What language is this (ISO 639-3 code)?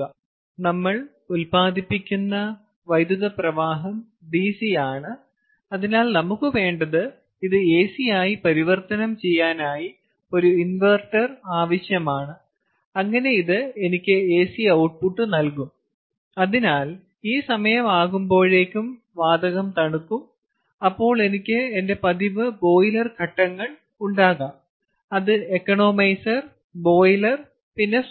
mal